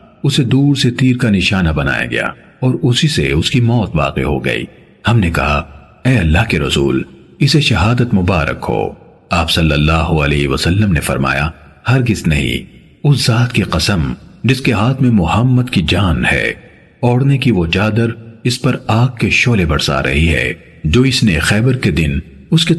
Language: Urdu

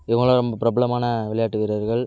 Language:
Tamil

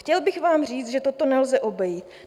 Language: Czech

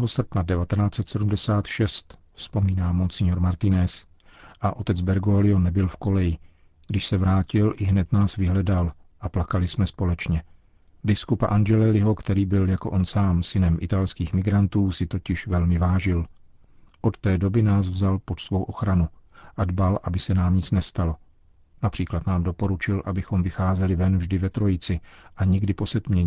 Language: Czech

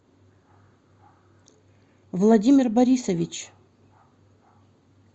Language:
Russian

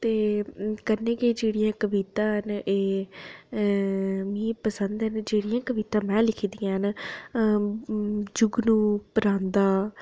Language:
Dogri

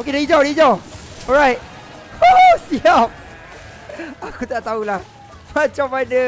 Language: Malay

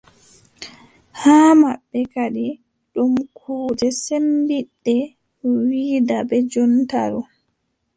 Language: Adamawa Fulfulde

